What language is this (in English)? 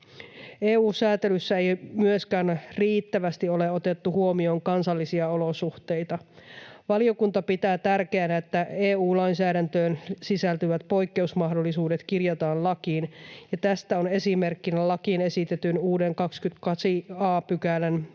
Finnish